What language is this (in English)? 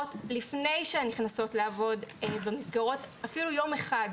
Hebrew